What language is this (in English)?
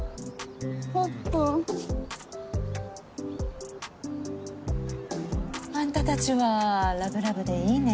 Japanese